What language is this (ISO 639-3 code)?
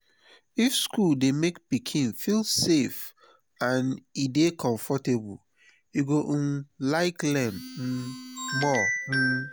pcm